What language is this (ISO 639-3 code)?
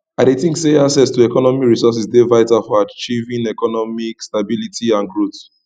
pcm